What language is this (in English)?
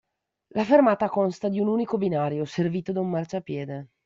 Italian